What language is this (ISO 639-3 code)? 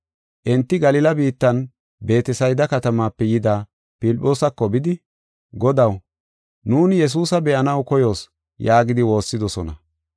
gof